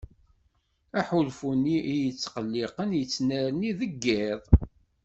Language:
Kabyle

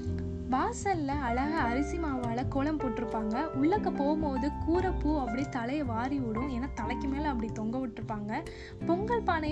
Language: Tamil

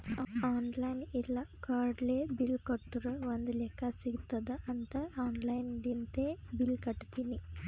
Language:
Kannada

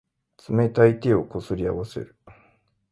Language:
Japanese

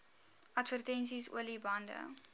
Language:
Afrikaans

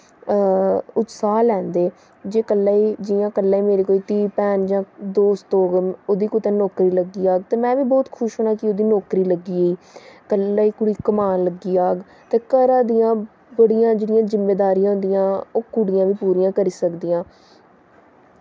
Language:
Dogri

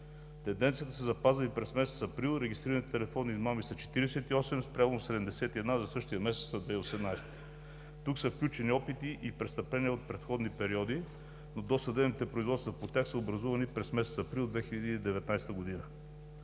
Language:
Bulgarian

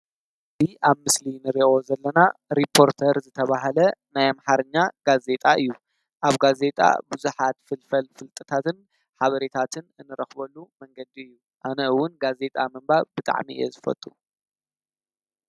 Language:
Tigrinya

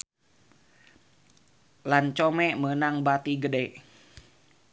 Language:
Sundanese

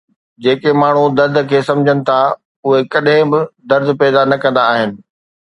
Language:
Sindhi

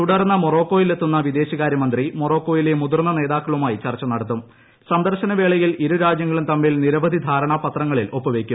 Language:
Malayalam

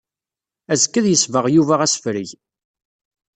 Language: Kabyle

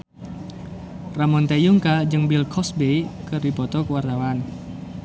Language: Sundanese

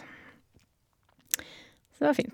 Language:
Norwegian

